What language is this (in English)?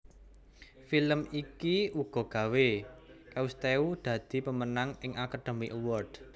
Javanese